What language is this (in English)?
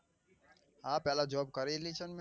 Gujarati